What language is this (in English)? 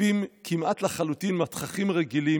Hebrew